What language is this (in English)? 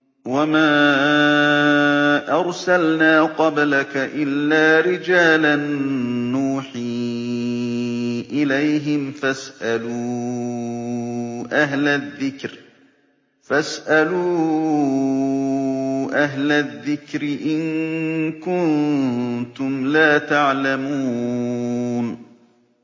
Arabic